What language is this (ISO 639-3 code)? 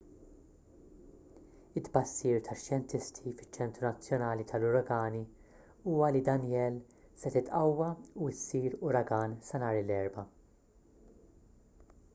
mlt